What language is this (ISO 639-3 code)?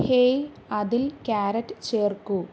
mal